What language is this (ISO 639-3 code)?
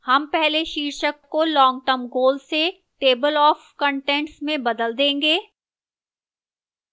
hin